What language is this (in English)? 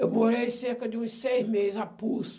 Portuguese